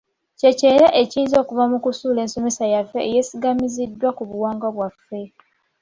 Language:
Ganda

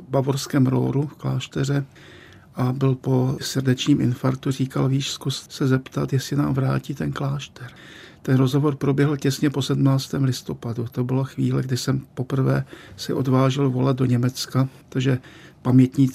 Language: Czech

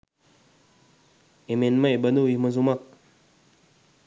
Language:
Sinhala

